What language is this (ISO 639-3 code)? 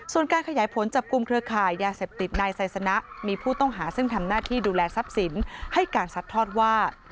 tha